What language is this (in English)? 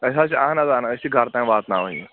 Kashmiri